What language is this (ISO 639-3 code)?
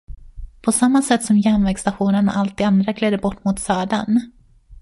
swe